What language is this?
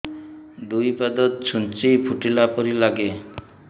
Odia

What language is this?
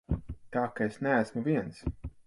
Latvian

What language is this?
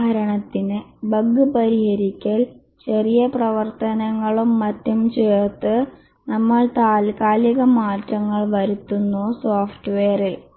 Malayalam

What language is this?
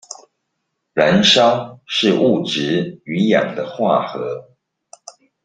Chinese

